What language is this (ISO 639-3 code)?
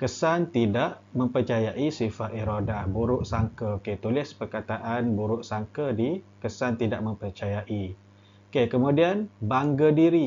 msa